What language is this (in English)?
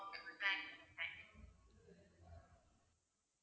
Tamil